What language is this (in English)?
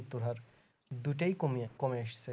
Bangla